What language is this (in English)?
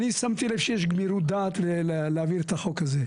Hebrew